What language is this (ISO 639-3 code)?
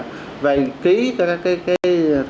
vie